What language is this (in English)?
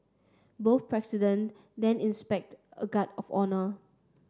English